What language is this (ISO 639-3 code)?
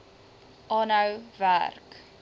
afr